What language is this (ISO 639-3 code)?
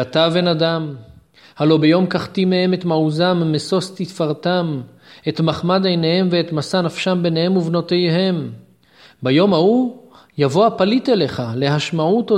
heb